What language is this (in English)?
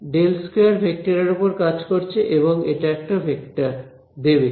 Bangla